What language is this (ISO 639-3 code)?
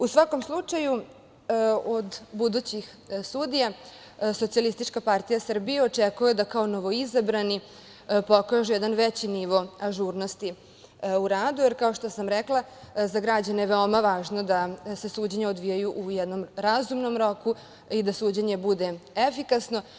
srp